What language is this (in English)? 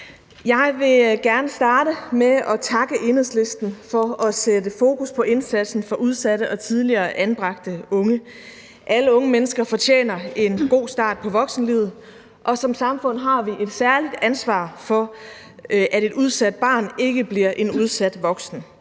Danish